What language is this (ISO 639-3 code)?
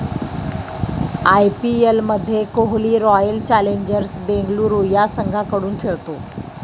mar